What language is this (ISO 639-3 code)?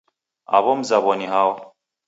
dav